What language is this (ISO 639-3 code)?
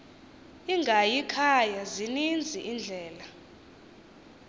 xho